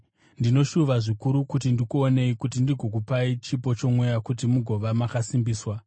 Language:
Shona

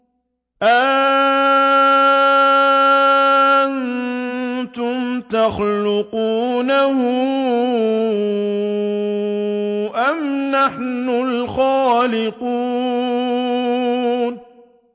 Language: Arabic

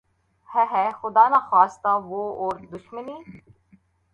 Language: Urdu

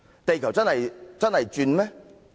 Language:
Cantonese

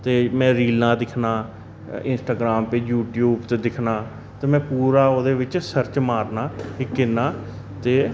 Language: Dogri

